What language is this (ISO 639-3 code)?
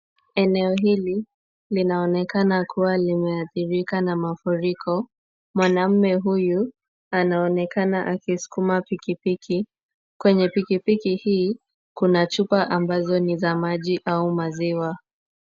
swa